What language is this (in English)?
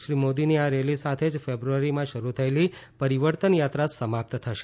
Gujarati